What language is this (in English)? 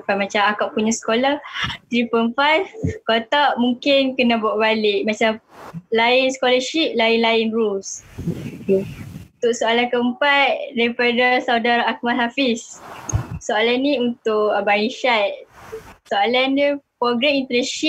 Malay